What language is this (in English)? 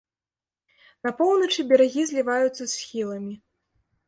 Belarusian